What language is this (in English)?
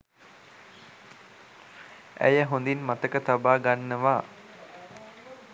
Sinhala